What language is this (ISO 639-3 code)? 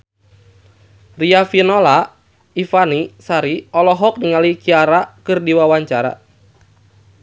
sun